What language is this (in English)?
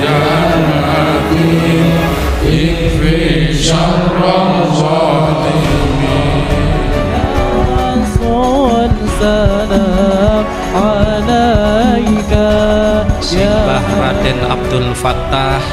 Indonesian